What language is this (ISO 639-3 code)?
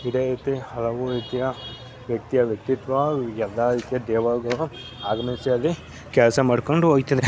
kan